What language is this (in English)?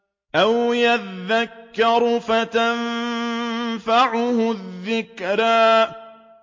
Arabic